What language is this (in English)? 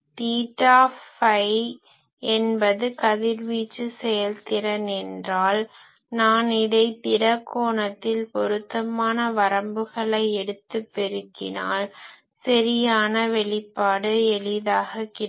Tamil